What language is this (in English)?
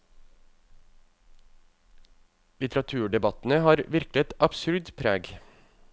Norwegian